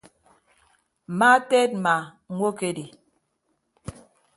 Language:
Ibibio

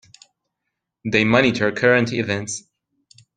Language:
English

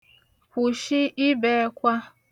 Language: Igbo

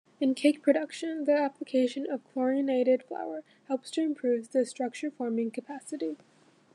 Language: English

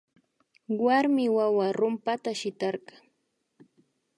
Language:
Imbabura Highland Quichua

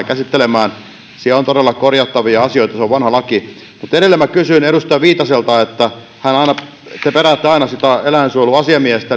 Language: Finnish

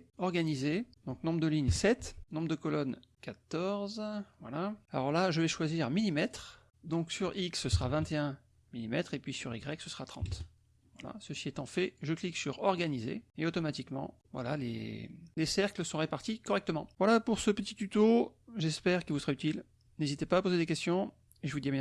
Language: French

